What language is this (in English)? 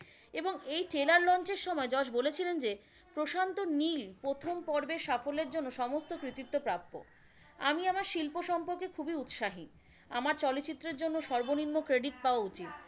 Bangla